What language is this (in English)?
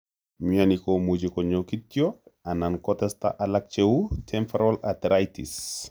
Kalenjin